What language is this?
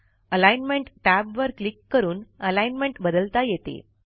Marathi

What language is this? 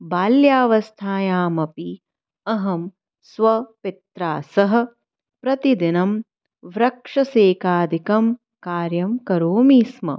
Sanskrit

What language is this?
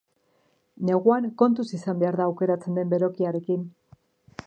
Basque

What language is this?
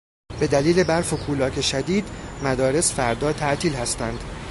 Persian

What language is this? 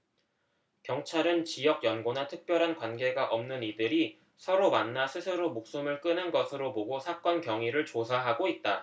Korean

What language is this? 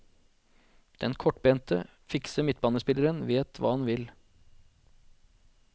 Norwegian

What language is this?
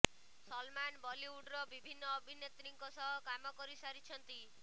Odia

